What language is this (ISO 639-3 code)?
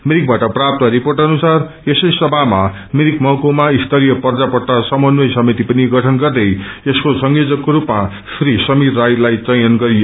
nep